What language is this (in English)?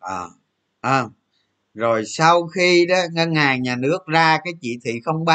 Vietnamese